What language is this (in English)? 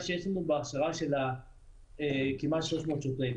Hebrew